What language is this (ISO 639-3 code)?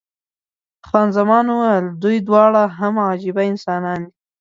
pus